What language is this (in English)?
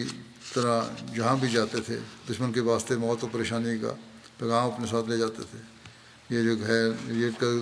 Urdu